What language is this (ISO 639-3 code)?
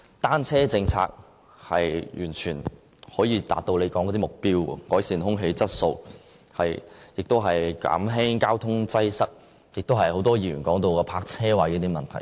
yue